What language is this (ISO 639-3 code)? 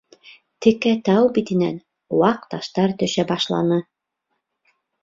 bak